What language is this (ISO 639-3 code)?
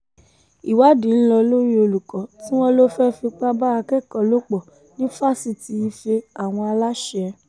yor